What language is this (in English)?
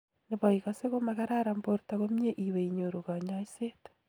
Kalenjin